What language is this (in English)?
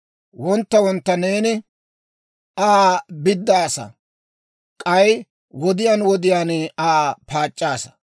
Dawro